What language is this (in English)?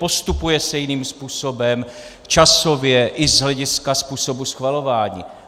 Czech